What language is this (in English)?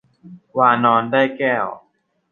Thai